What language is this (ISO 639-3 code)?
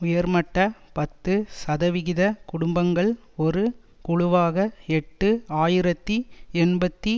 tam